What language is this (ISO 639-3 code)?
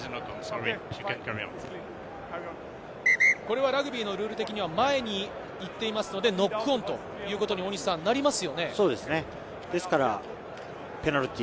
jpn